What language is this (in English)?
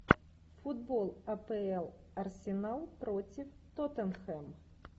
Russian